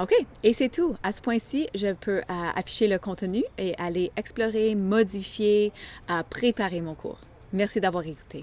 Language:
French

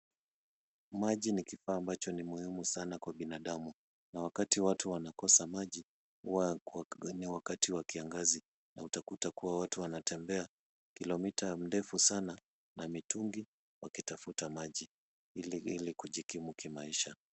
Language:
Swahili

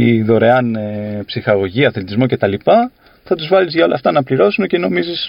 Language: Greek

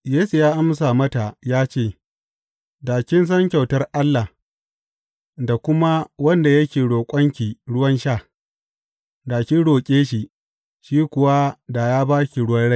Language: Hausa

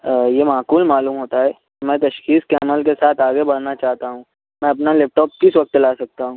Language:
Urdu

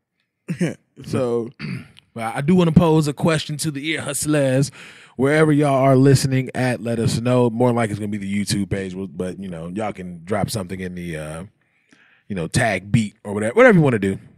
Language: English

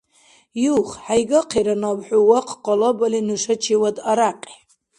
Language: Dargwa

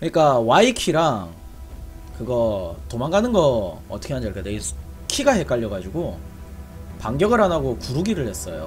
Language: Korean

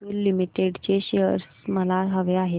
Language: Marathi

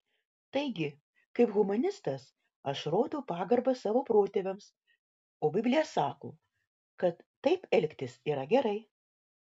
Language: Lithuanian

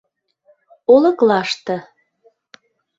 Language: Mari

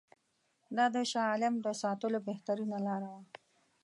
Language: Pashto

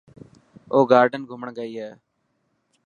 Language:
Dhatki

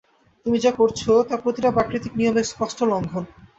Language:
Bangla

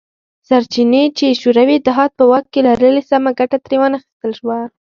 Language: Pashto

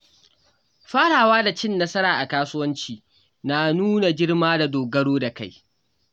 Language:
Hausa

